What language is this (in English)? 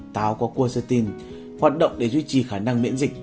Vietnamese